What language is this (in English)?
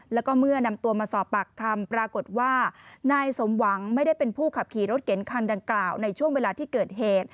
Thai